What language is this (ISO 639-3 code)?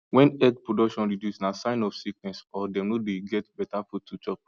pcm